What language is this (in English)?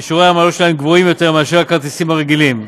Hebrew